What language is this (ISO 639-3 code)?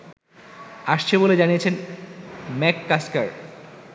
ben